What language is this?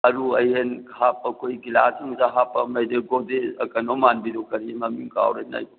Manipuri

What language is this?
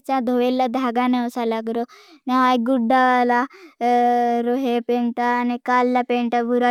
Bhili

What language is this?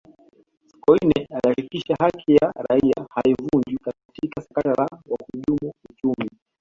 Swahili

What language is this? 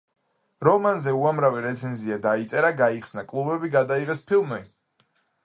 Georgian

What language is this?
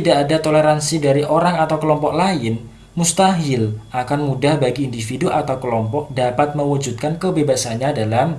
Indonesian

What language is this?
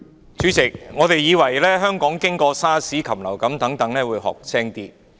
Cantonese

